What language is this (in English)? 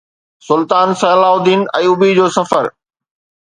Sindhi